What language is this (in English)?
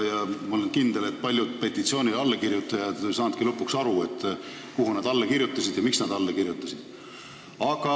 Estonian